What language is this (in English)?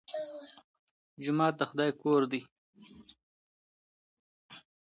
Pashto